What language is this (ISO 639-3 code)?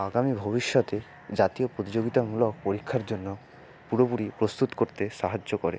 ben